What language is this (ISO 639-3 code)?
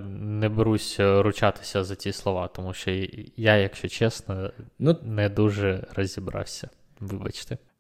ukr